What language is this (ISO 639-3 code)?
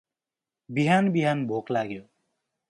nep